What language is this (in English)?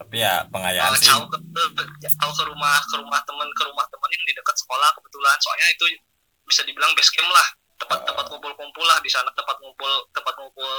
Indonesian